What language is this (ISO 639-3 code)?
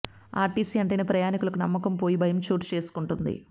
tel